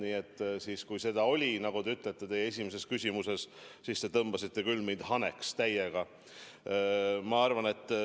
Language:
Estonian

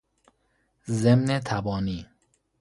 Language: Persian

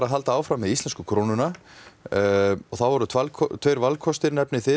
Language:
Icelandic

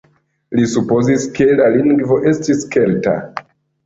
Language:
Esperanto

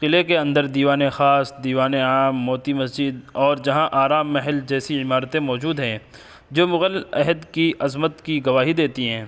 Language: Urdu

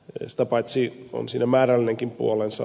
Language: Finnish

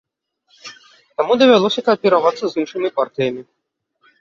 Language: Belarusian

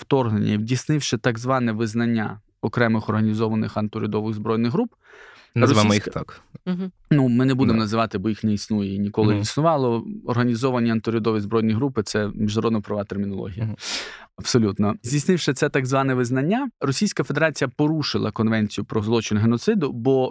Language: Ukrainian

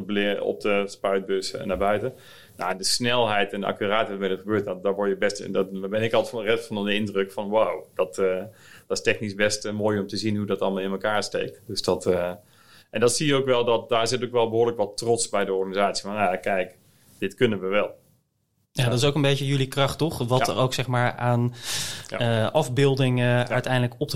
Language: Dutch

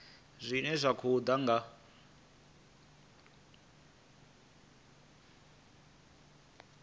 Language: Venda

